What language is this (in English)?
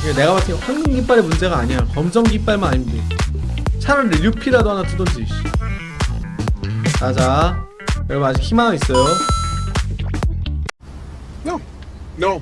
Korean